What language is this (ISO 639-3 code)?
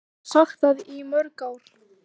isl